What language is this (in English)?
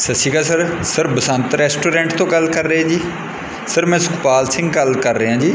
Punjabi